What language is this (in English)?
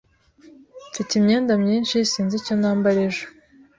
Kinyarwanda